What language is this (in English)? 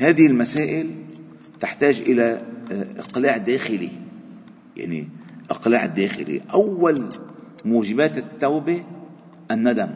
Arabic